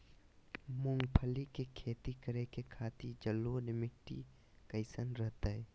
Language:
Magahi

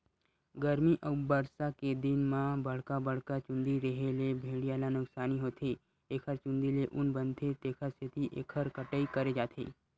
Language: Chhattisgarhi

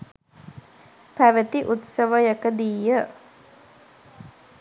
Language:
Sinhala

